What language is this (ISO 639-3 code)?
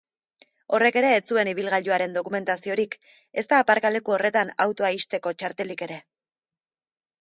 eus